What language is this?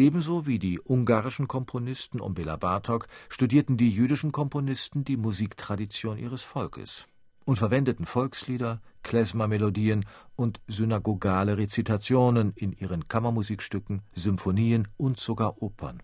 German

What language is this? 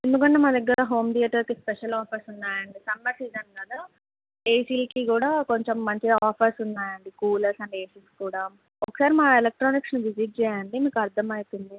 Telugu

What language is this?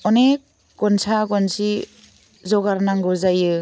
Bodo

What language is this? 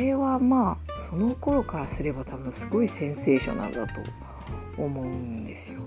Japanese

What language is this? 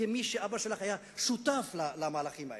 Hebrew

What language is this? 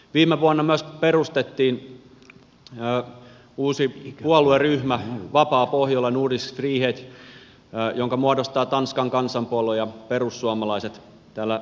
Finnish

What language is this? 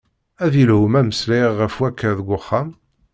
Kabyle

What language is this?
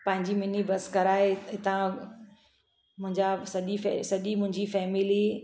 Sindhi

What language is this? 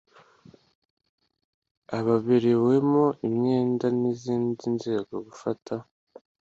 Kinyarwanda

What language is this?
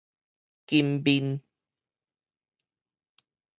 Min Nan Chinese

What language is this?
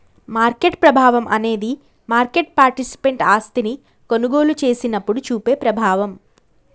Telugu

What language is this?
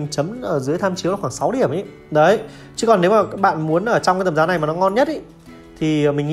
Vietnamese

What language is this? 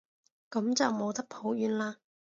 Cantonese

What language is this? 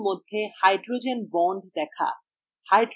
Bangla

